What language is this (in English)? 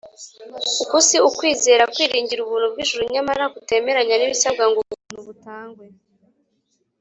Kinyarwanda